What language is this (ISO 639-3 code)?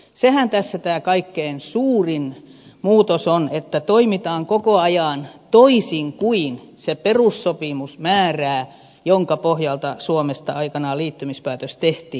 fin